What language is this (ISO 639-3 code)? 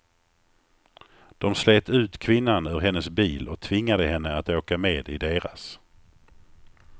swe